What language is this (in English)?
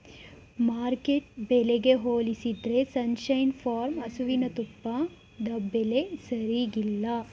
Kannada